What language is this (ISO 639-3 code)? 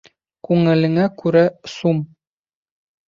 bak